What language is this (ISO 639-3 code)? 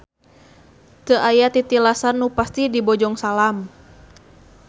sun